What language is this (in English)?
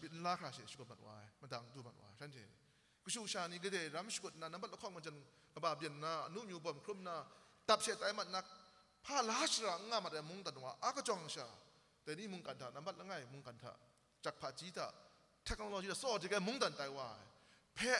Arabic